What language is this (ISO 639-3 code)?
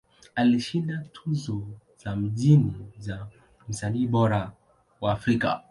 swa